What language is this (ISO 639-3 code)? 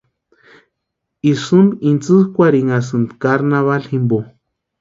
pua